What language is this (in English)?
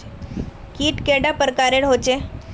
Magahi